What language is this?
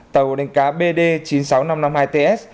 Vietnamese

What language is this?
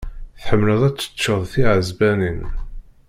Kabyle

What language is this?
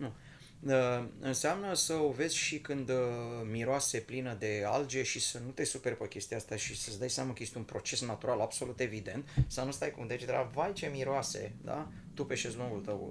Romanian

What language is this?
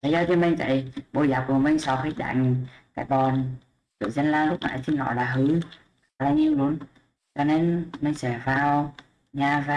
Vietnamese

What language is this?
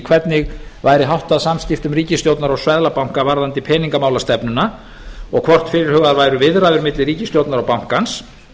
Icelandic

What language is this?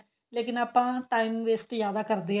Punjabi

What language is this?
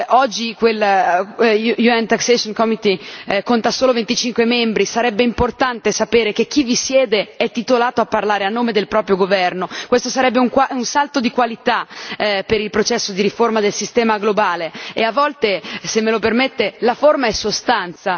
Italian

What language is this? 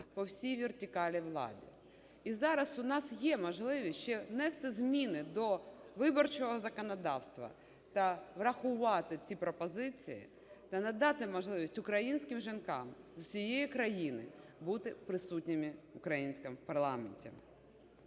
Ukrainian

